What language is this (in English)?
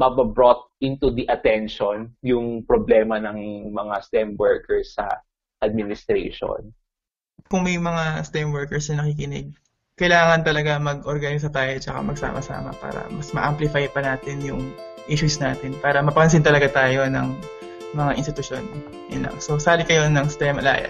Filipino